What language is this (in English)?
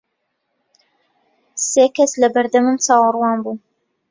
Central Kurdish